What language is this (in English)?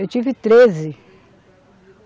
Portuguese